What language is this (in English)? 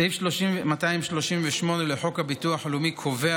Hebrew